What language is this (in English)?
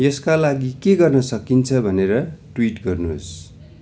Nepali